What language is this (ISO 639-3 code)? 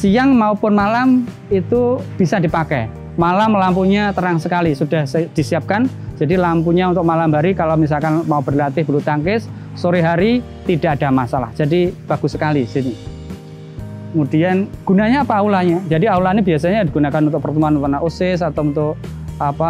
ind